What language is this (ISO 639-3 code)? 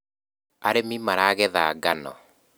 kik